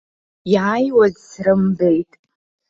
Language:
Abkhazian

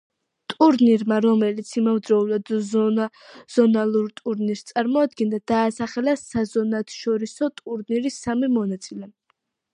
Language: Georgian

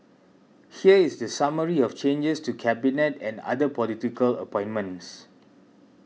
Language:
English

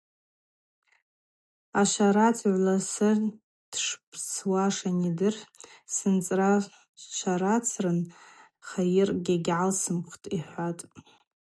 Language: Abaza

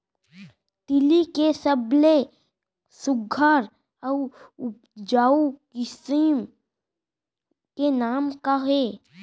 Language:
Chhattisgarhi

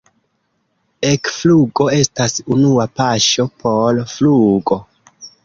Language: Esperanto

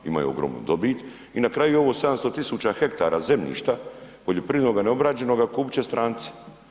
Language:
Croatian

